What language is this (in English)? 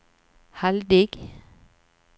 Norwegian